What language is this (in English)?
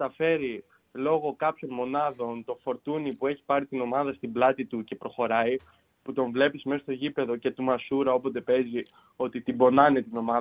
Greek